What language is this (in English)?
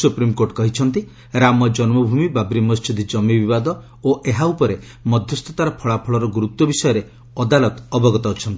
Odia